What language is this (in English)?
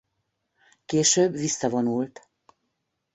Hungarian